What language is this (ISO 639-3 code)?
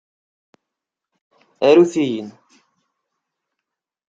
kab